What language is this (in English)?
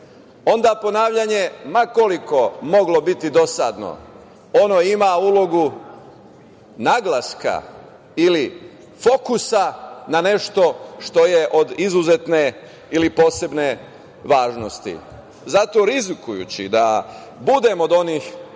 Serbian